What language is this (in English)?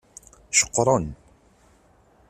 Kabyle